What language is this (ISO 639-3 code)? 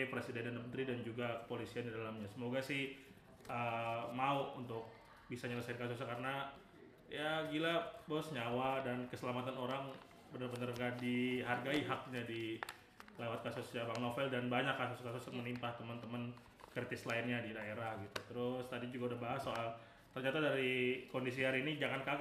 ind